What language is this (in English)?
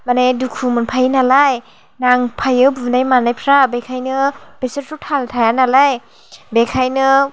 Bodo